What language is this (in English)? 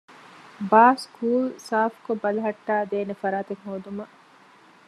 Divehi